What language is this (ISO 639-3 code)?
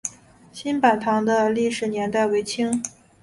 zho